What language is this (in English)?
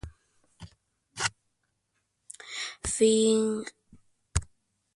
Spanish